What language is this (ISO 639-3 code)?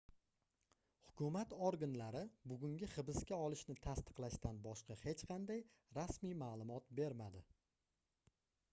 uzb